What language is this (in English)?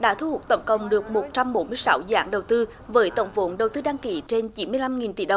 Vietnamese